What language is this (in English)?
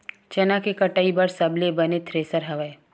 Chhattisgarhi